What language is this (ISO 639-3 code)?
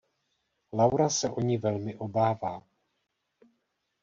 ces